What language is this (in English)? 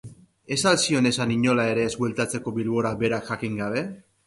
Basque